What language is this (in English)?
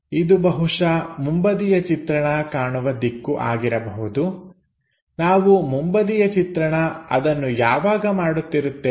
Kannada